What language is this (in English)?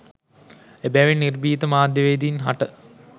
Sinhala